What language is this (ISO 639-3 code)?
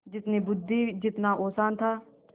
hin